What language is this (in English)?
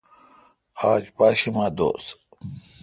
Kalkoti